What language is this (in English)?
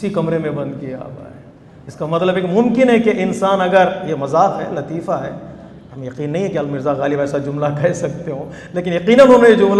Arabic